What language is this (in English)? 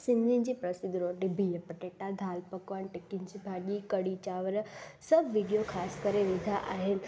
Sindhi